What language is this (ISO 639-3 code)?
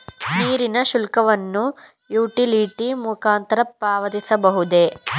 kan